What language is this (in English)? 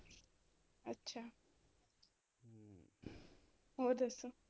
Punjabi